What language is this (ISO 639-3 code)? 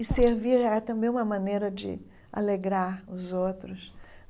por